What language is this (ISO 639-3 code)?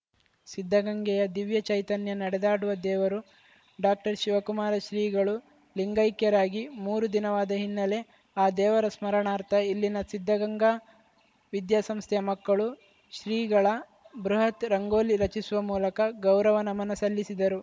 kan